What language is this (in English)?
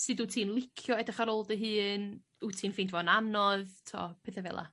Welsh